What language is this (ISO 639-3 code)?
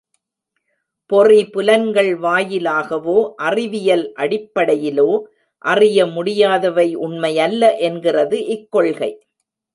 tam